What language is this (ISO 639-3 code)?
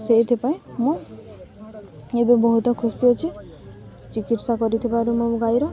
ori